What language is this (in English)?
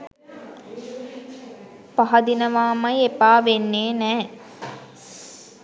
Sinhala